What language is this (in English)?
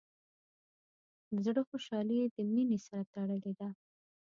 Pashto